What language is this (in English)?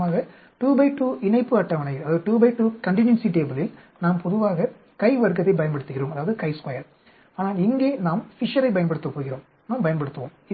Tamil